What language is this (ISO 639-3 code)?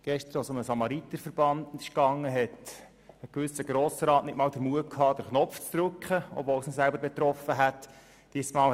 gsw